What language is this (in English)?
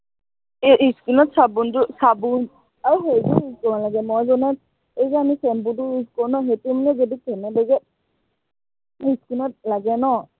Assamese